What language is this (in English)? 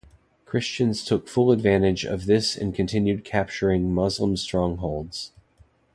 English